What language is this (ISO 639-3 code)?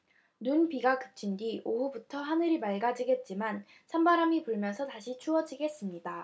kor